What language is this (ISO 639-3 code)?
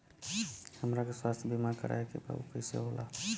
bho